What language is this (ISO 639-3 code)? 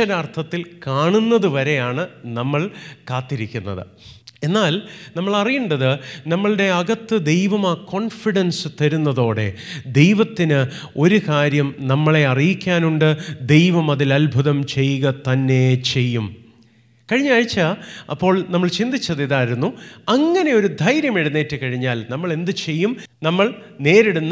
mal